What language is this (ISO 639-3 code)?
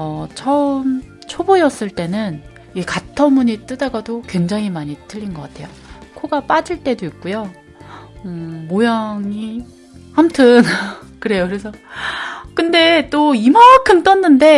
kor